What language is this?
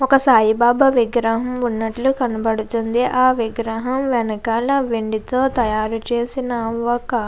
Telugu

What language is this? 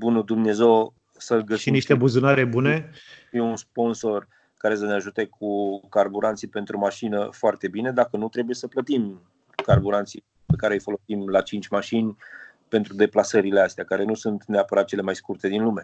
Romanian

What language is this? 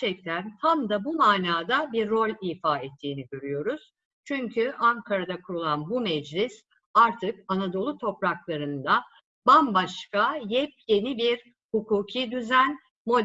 Turkish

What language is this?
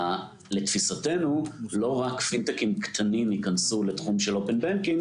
Hebrew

